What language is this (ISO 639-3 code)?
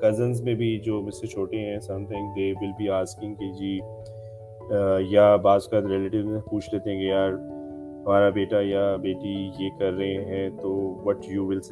urd